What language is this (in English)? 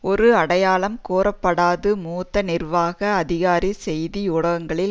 Tamil